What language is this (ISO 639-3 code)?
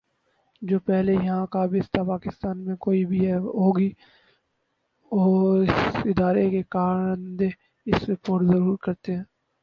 urd